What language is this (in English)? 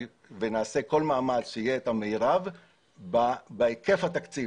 Hebrew